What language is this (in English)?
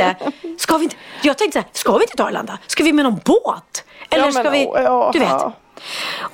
Swedish